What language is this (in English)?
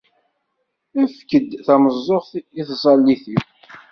Kabyle